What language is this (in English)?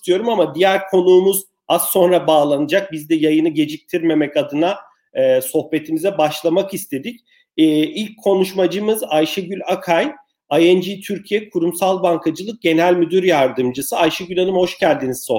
Turkish